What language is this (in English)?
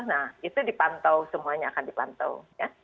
Indonesian